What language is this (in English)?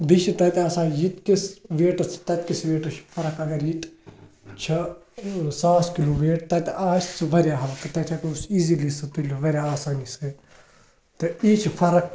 Kashmiri